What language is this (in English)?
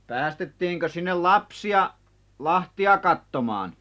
Finnish